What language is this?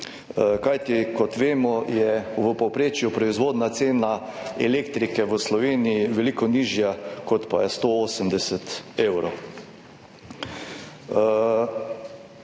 Slovenian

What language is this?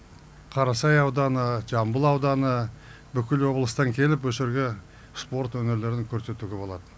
Kazakh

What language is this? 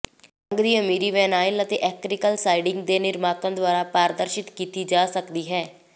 Punjabi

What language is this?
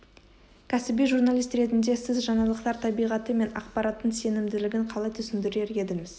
Kazakh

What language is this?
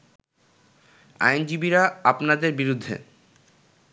Bangla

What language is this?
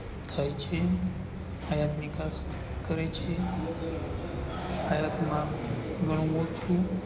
Gujarati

